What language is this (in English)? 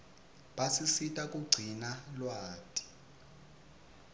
Swati